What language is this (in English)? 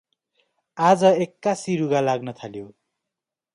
Nepali